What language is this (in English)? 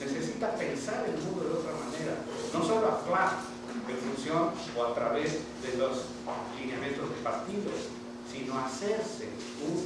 Spanish